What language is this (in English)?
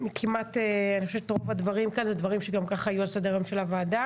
Hebrew